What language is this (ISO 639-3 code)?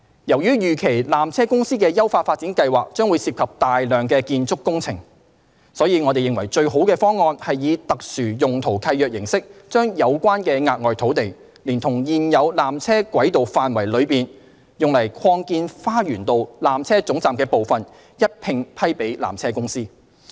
yue